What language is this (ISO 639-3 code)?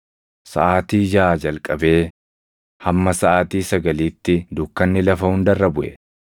orm